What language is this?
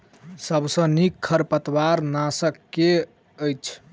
Maithili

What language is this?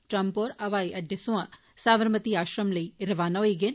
Dogri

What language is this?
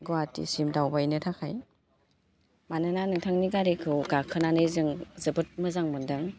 Bodo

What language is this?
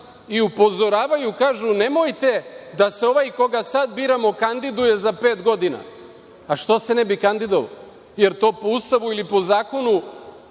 Serbian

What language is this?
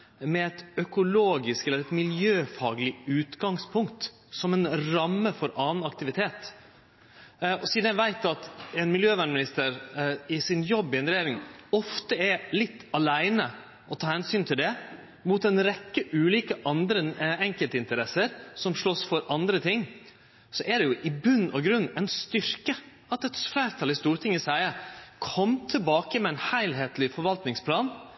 Norwegian Nynorsk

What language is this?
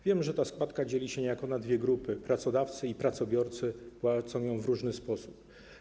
Polish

